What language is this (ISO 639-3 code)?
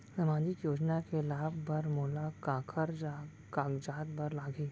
hne